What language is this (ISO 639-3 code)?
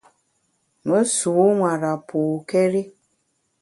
bax